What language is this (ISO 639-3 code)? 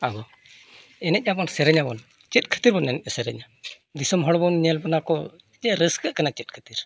sat